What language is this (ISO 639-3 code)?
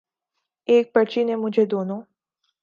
urd